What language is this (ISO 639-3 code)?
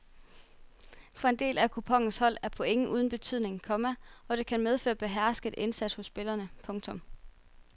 dan